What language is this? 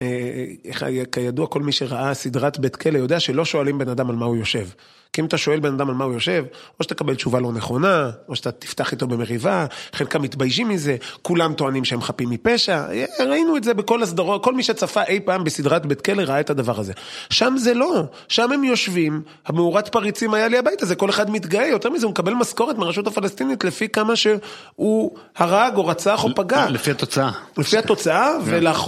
Hebrew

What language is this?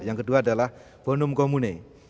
Indonesian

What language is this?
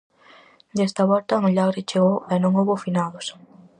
Galician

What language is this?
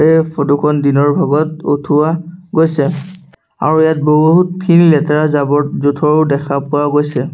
Assamese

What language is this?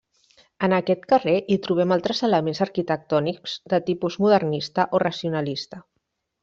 Catalan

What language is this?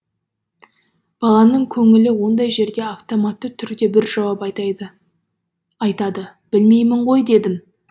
Kazakh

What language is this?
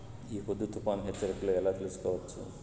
Telugu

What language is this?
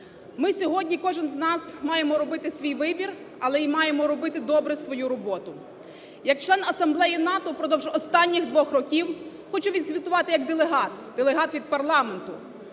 Ukrainian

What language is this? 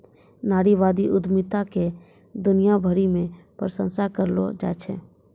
Maithili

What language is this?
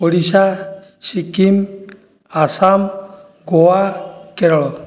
Odia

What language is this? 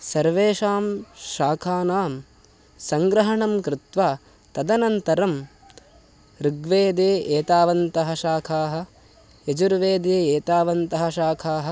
Sanskrit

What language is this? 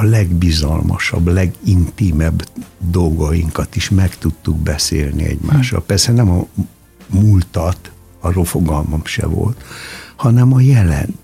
Hungarian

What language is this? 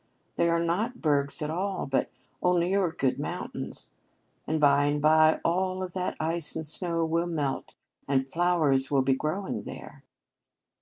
English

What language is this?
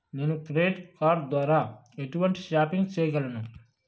Telugu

